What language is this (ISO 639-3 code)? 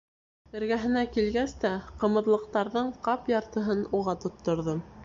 bak